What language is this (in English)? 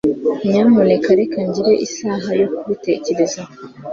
Kinyarwanda